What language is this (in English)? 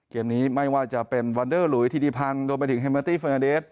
Thai